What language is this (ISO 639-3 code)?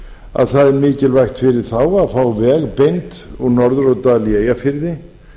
isl